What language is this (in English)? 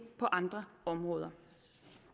Danish